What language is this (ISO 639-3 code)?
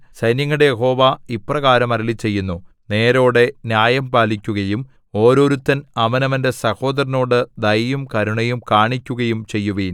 mal